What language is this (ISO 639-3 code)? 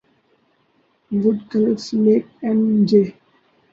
urd